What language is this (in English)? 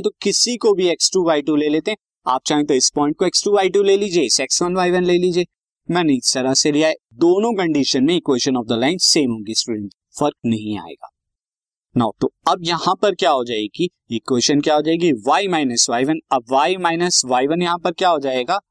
Hindi